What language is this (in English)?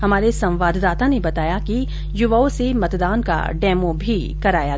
Hindi